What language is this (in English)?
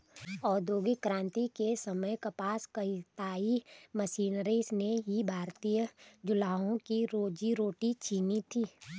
Hindi